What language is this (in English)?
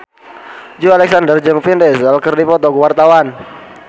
Sundanese